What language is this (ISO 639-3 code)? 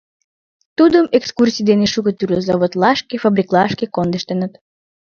chm